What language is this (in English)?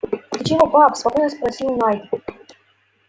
Russian